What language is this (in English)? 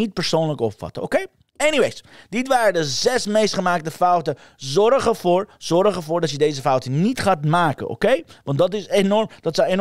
Dutch